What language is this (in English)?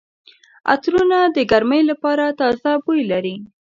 Pashto